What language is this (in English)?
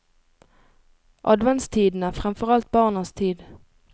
Norwegian